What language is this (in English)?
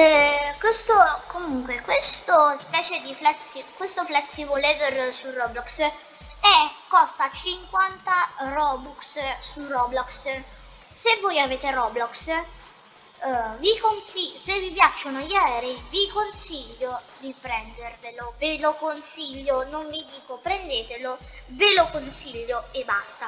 Italian